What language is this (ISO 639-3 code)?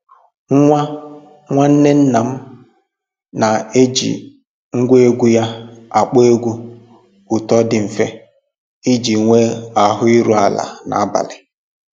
ibo